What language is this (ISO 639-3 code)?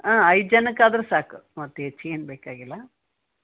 kan